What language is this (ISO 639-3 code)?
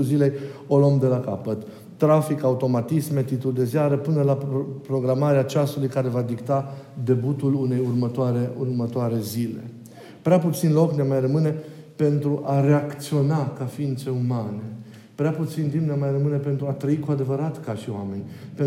ron